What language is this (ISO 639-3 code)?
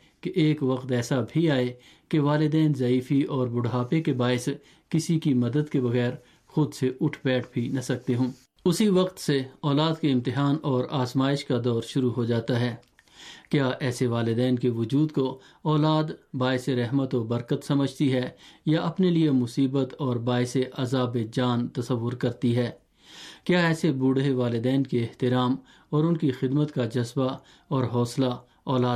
urd